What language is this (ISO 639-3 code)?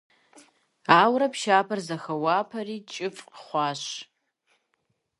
kbd